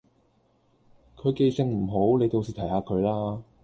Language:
Cantonese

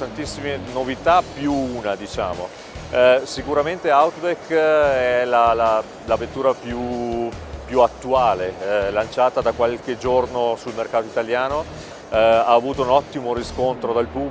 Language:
Italian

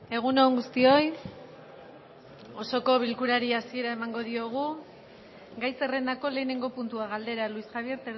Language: Basque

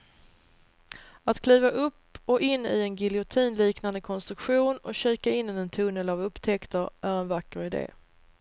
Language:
Swedish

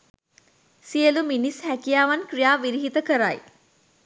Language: Sinhala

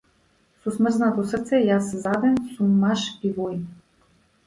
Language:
Macedonian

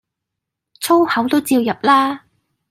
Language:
Cantonese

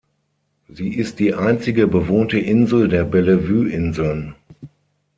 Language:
German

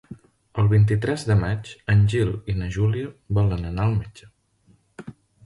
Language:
Catalan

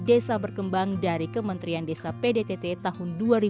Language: Indonesian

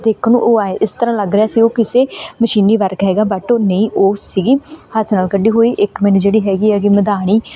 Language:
Punjabi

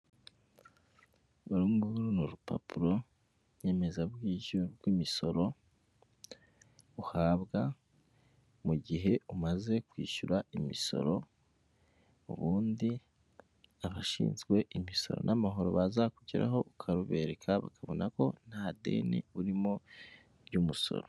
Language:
Kinyarwanda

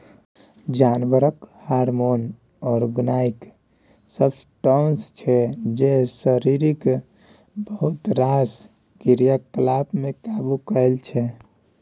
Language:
Maithili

